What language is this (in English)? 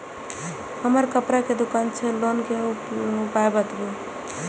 Maithili